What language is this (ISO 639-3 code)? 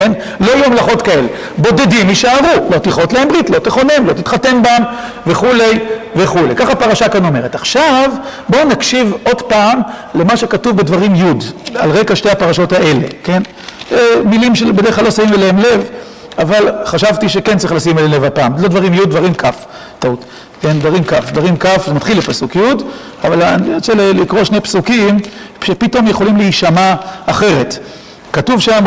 heb